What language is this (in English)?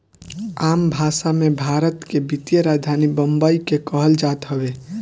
Bhojpuri